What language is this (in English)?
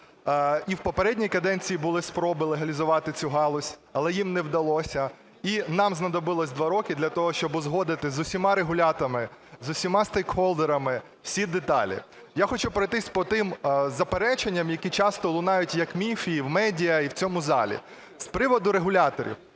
Ukrainian